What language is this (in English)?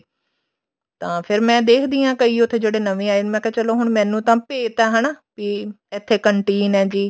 Punjabi